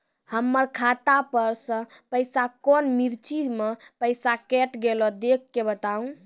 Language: Maithili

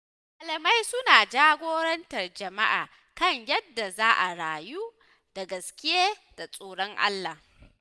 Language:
Hausa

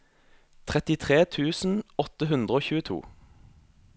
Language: Norwegian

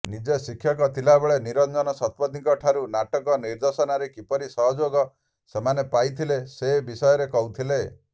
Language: Odia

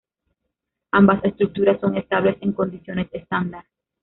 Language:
Spanish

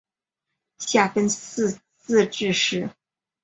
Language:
Chinese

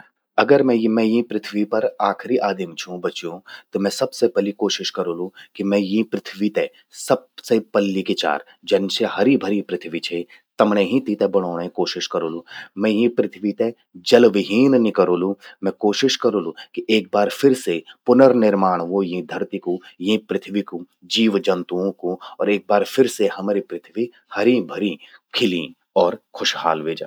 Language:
Garhwali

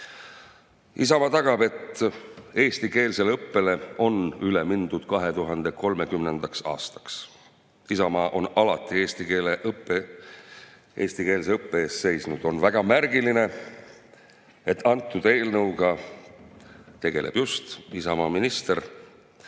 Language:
Estonian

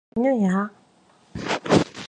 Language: Korean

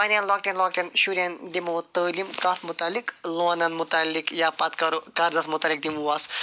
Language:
Kashmiri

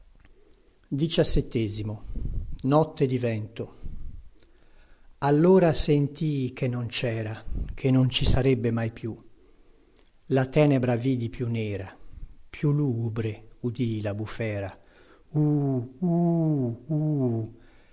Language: Italian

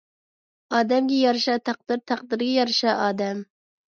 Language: Uyghur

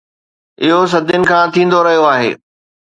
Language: Sindhi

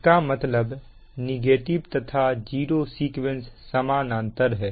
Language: Hindi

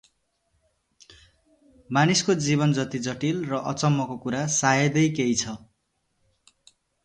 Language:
Nepali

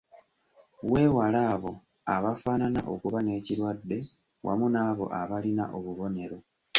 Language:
Ganda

